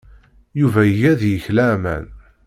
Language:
Kabyle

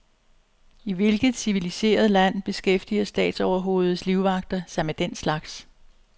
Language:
Danish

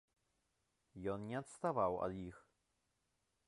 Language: Belarusian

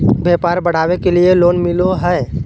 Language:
Magahi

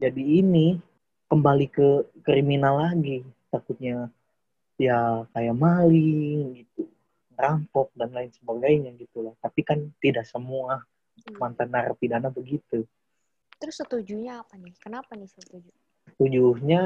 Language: Indonesian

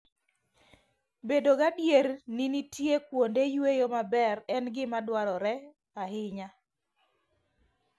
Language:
Luo (Kenya and Tanzania)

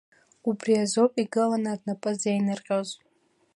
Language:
Abkhazian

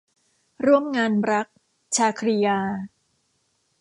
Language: Thai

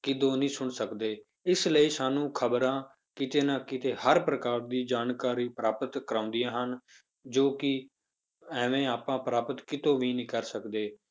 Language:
Punjabi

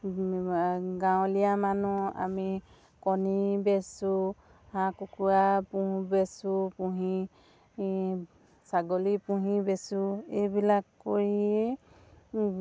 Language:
Assamese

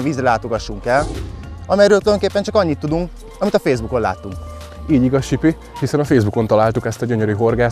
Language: Hungarian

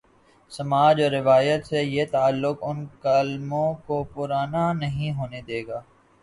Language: Urdu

